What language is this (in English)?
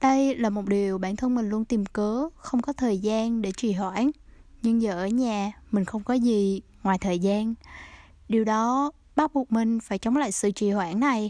Vietnamese